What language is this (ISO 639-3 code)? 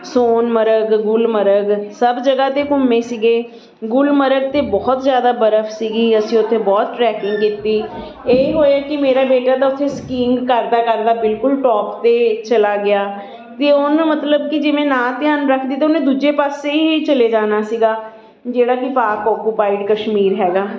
pan